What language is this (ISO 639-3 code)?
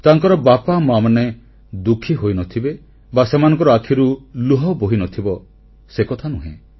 ori